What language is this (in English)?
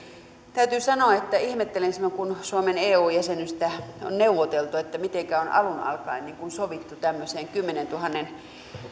Finnish